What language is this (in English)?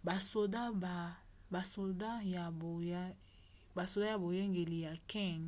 Lingala